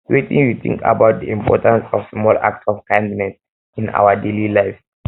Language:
Nigerian Pidgin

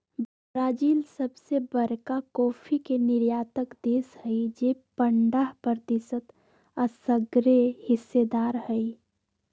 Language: Magahi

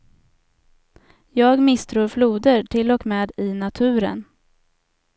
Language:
Swedish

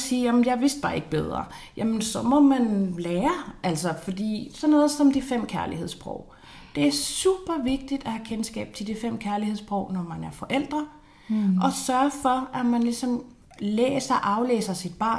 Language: Danish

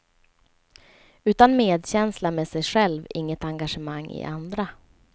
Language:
Swedish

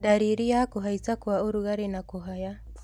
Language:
Kikuyu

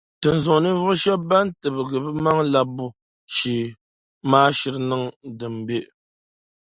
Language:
Dagbani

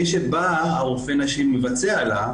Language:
Hebrew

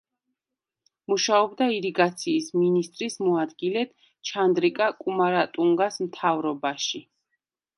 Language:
Georgian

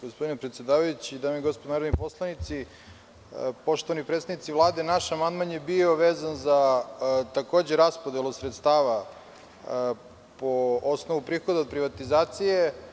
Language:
Serbian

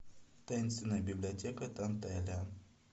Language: Russian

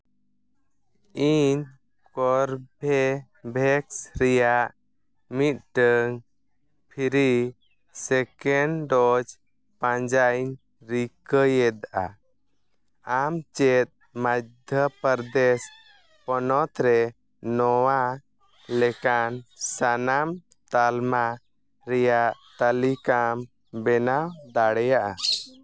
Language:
Santali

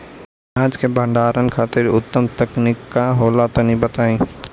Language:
Bhojpuri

